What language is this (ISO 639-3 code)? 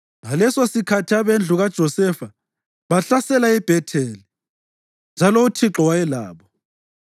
nde